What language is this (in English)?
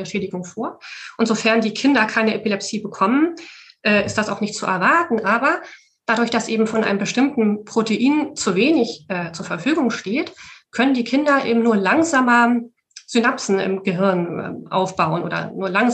German